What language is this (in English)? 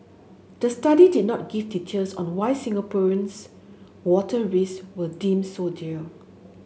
English